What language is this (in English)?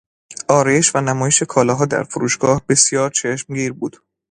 Persian